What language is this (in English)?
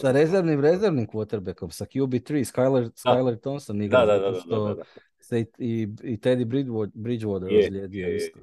Croatian